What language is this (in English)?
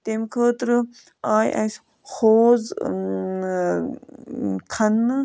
Kashmiri